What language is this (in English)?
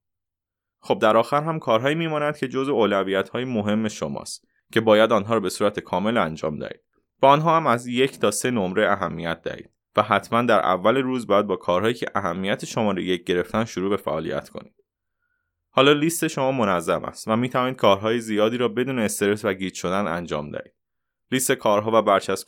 Persian